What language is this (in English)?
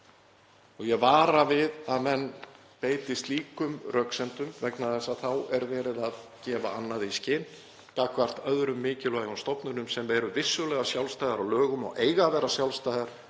Icelandic